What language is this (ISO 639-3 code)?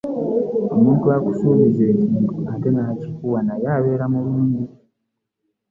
lug